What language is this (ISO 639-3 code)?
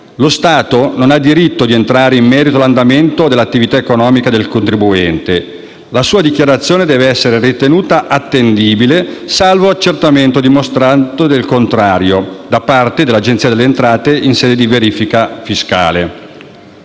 ita